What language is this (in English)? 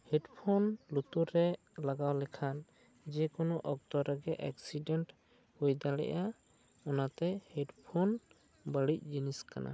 Santali